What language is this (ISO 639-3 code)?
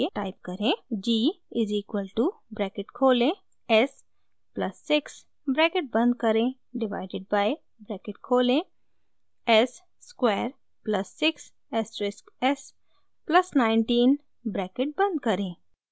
hin